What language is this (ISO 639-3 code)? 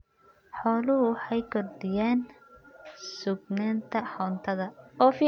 som